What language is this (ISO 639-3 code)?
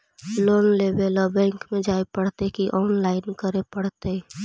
mag